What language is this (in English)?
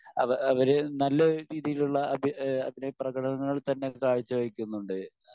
Malayalam